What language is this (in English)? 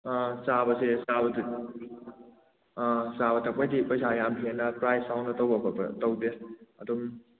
Manipuri